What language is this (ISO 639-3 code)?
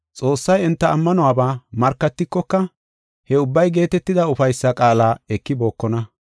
gof